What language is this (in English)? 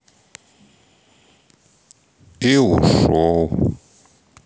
Russian